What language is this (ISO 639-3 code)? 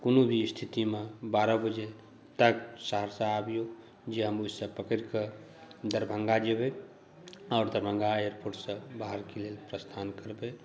mai